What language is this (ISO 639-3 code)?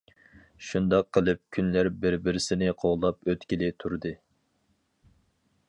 uig